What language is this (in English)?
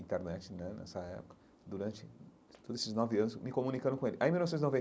Portuguese